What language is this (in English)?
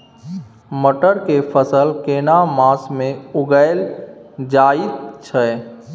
Maithili